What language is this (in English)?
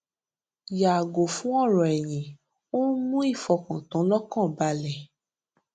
Yoruba